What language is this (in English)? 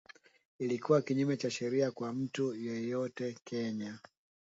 Swahili